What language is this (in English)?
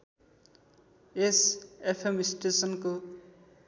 Nepali